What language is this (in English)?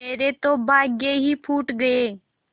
Hindi